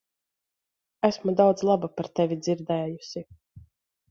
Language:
Latvian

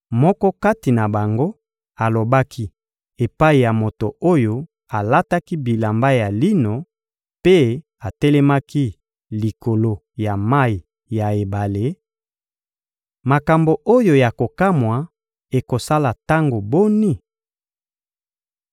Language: Lingala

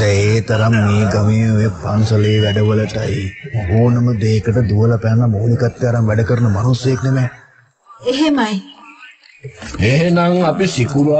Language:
Indonesian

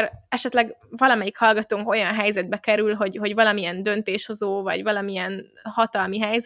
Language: Hungarian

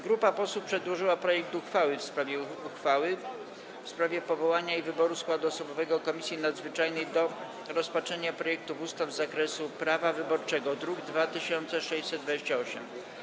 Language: Polish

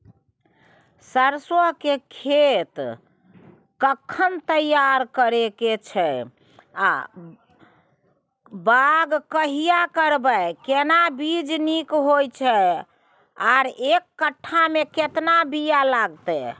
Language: Maithili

